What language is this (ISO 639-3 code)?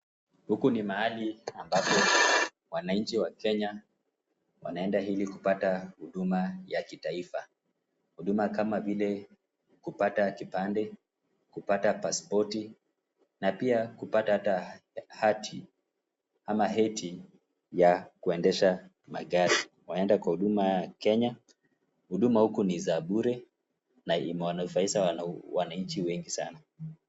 swa